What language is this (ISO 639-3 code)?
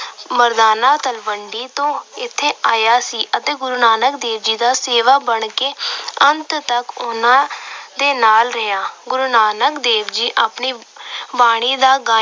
pan